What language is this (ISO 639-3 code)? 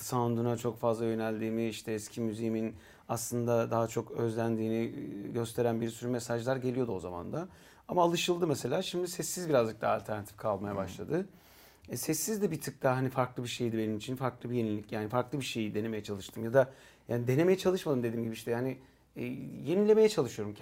tur